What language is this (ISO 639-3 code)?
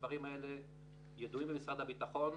heb